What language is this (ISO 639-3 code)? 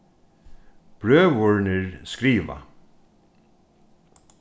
fao